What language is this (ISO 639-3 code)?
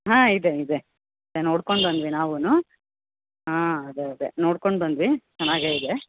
kan